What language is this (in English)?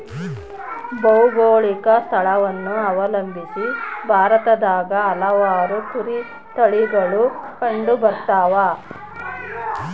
Kannada